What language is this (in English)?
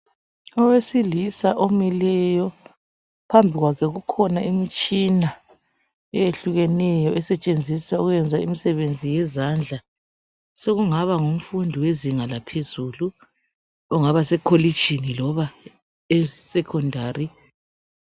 North Ndebele